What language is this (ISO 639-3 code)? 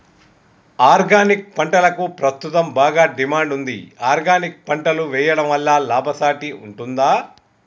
tel